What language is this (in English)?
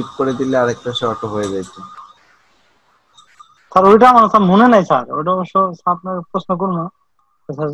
Romanian